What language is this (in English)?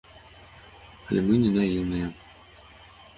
Belarusian